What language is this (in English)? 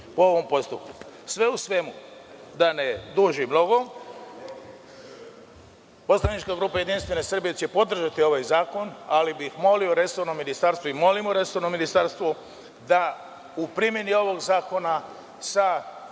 Serbian